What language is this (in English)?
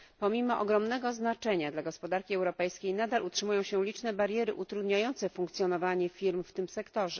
Polish